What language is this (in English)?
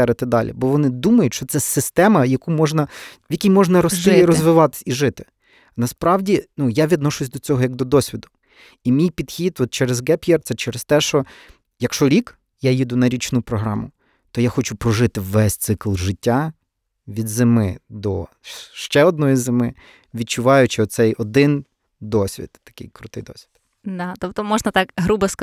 Ukrainian